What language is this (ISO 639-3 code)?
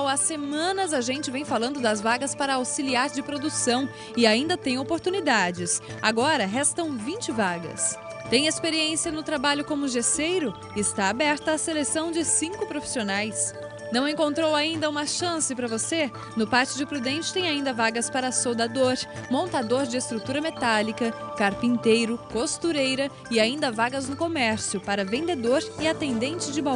por